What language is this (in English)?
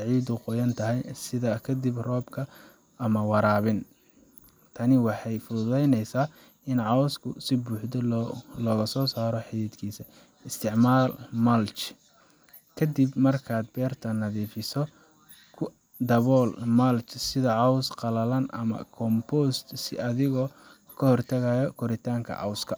Somali